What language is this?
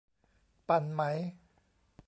Thai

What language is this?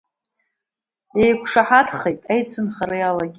Abkhazian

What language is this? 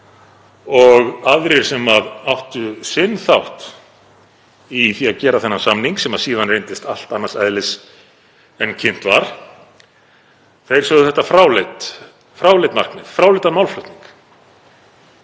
Icelandic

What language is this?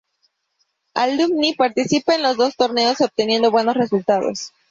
Spanish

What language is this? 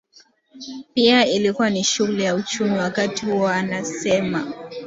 Swahili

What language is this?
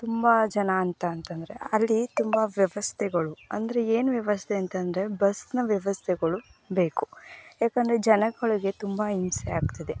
Kannada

